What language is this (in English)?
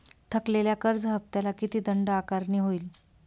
Marathi